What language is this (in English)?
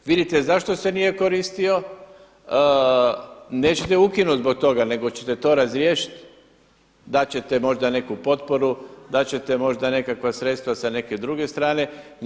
Croatian